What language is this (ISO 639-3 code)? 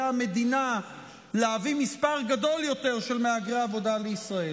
heb